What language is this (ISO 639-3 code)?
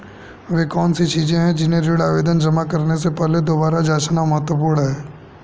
hin